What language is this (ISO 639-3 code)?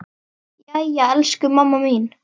isl